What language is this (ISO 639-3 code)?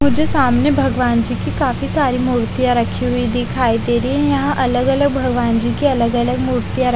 hin